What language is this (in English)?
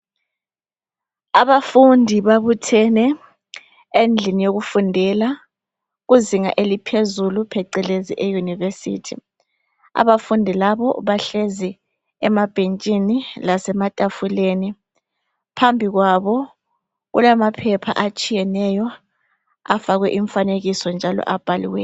North Ndebele